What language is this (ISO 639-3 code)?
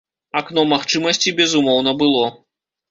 bel